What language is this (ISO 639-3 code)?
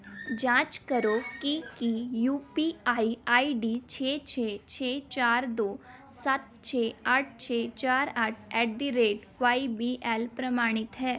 pan